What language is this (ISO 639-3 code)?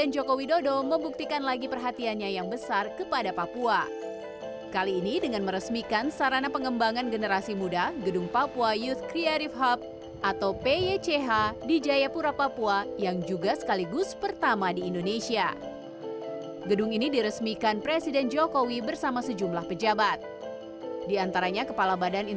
ind